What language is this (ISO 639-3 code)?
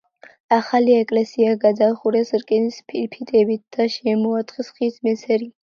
kat